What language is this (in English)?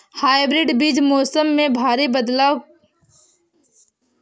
Hindi